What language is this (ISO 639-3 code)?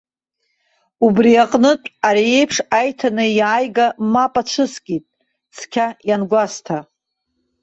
abk